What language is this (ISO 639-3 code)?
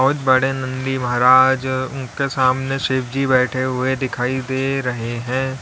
hin